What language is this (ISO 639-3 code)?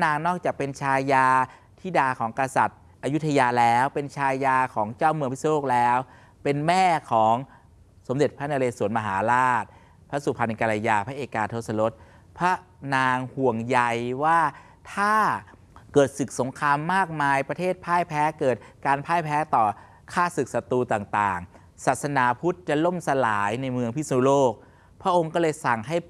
tha